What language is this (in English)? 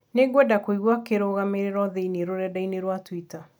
Kikuyu